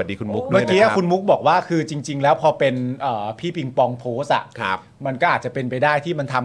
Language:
Thai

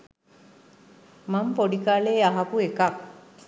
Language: Sinhala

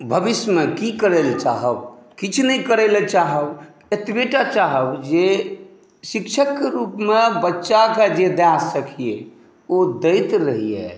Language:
Maithili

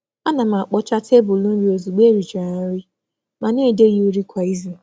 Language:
Igbo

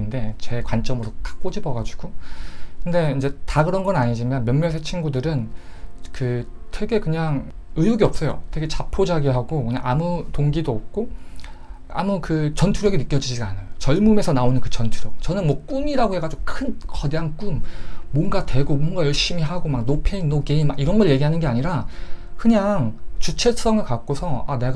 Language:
Korean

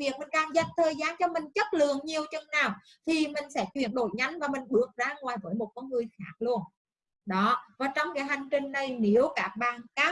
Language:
Vietnamese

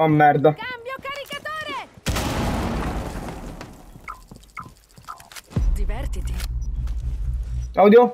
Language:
Italian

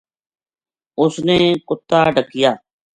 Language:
Gujari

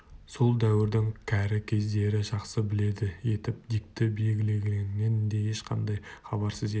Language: Kazakh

